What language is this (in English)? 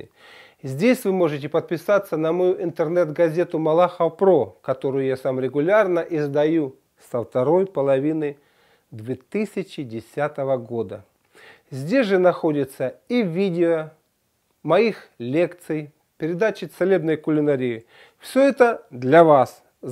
Russian